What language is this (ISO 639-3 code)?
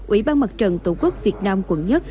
vie